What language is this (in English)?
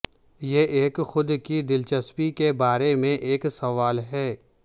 Urdu